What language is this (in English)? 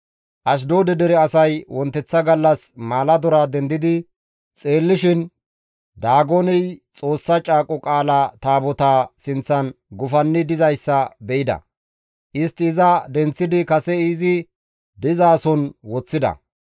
Gamo